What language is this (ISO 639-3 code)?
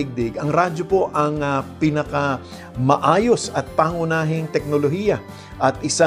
fil